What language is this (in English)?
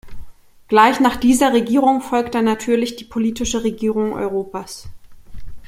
German